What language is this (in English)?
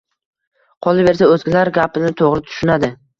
Uzbek